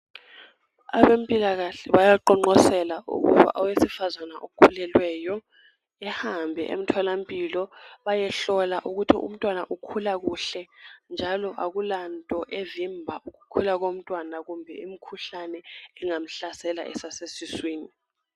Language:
North Ndebele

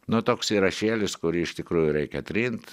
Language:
Lithuanian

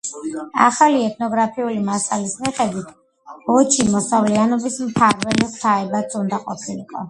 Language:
Georgian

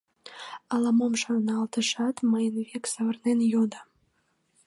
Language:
Mari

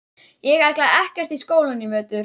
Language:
Icelandic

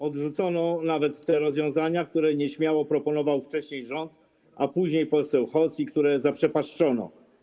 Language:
Polish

